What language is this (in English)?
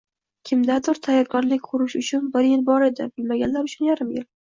Uzbek